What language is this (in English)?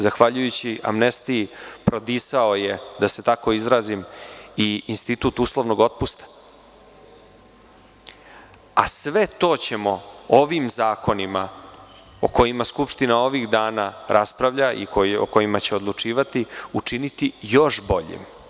Serbian